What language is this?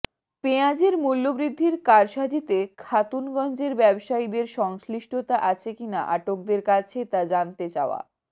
Bangla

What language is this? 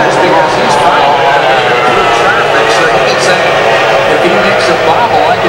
English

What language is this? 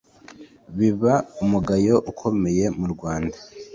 Kinyarwanda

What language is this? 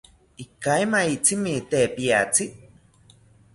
South Ucayali Ashéninka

